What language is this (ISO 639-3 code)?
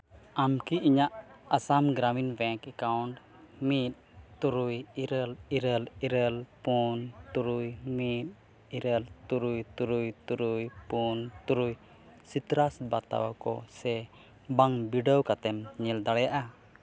sat